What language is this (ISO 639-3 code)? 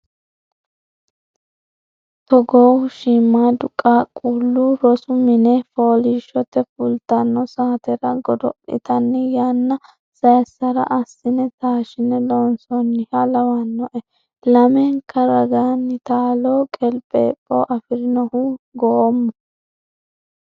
sid